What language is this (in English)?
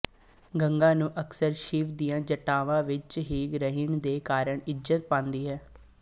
Punjabi